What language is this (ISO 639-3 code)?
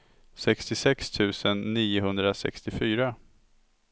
swe